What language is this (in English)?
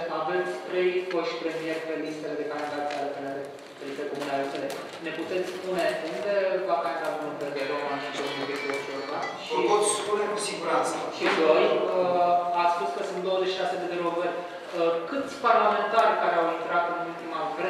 Romanian